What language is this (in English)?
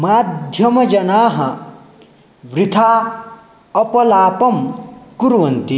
Sanskrit